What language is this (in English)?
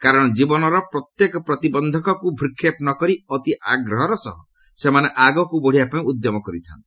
Odia